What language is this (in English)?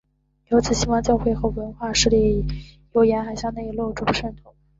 Chinese